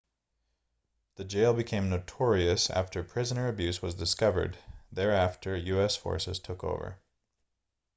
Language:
English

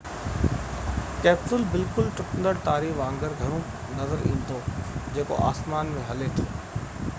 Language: Sindhi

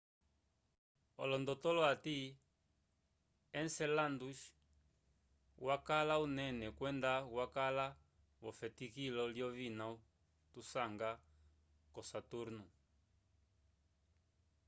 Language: Umbundu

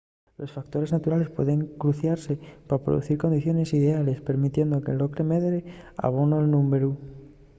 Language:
Asturian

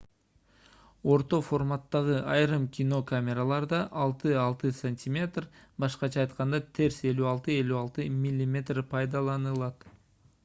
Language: Kyrgyz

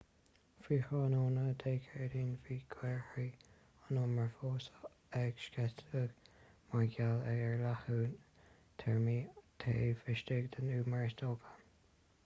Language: Irish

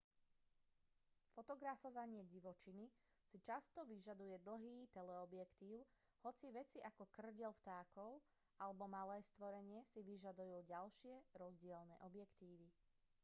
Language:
Slovak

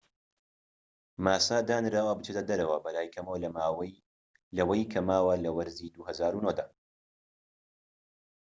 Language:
Central Kurdish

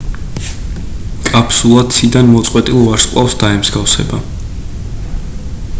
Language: Georgian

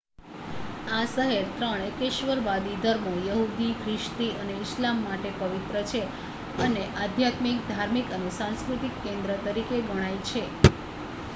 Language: Gujarati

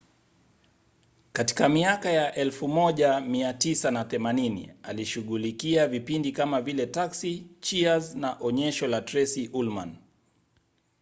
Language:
Swahili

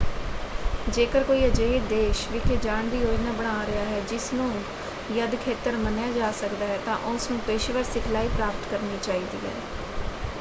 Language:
Punjabi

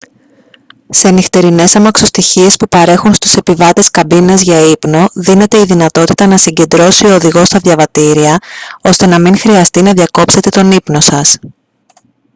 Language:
Greek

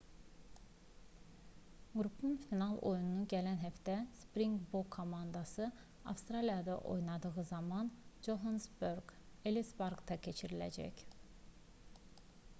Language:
Azerbaijani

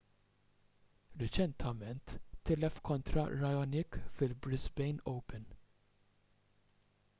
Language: Maltese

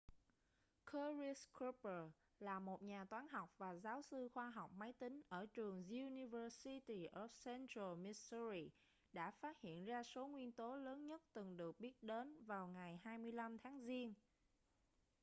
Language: Vietnamese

